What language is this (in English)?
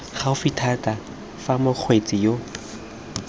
Tswana